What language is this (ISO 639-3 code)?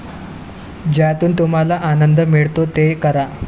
mar